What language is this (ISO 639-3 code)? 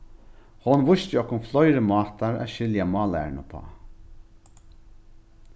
fao